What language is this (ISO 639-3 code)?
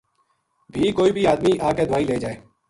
gju